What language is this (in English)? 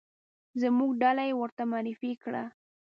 Pashto